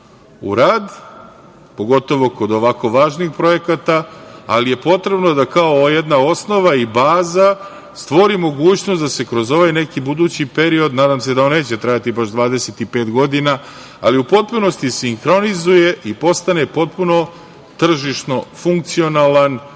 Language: Serbian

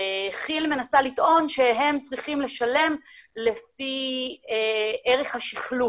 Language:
Hebrew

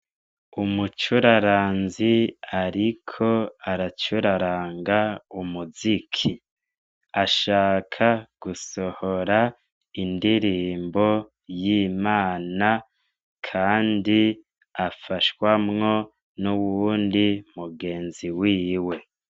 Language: Rundi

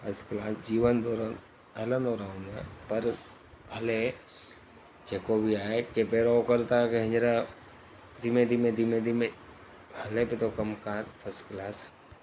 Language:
Sindhi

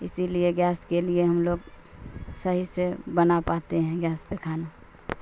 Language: Urdu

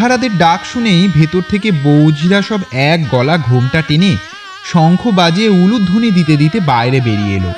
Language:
Bangla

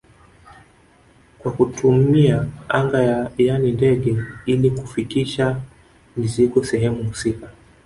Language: Swahili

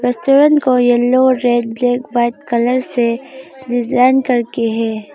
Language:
Hindi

